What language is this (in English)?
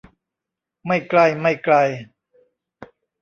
Thai